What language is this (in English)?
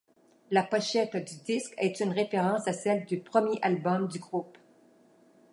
French